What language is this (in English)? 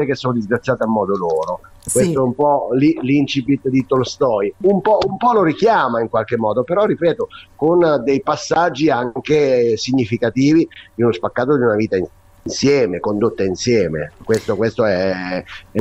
Italian